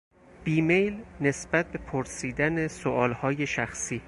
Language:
Persian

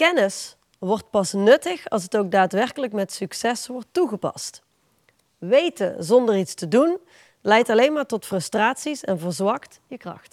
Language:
Dutch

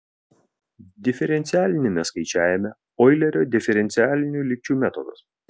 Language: Lithuanian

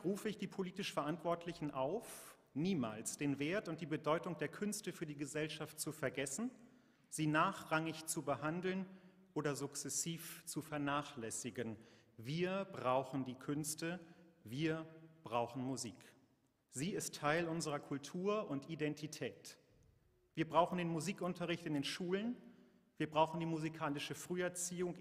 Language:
German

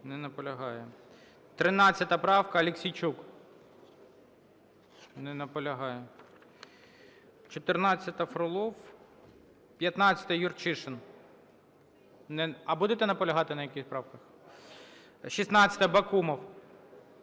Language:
Ukrainian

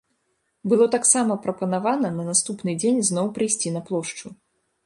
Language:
Belarusian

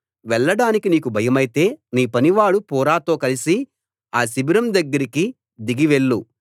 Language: Telugu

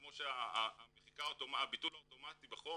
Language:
Hebrew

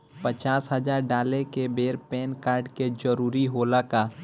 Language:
Bhojpuri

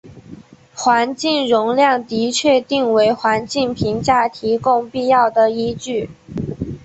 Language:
Chinese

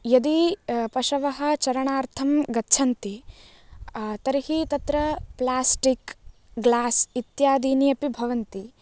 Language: Sanskrit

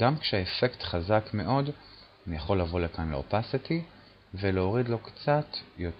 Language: Hebrew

